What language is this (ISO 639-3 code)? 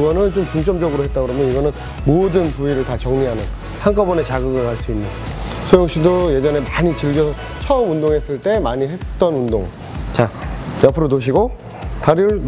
kor